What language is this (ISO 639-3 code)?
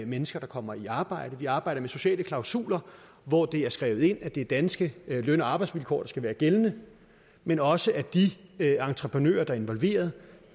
dan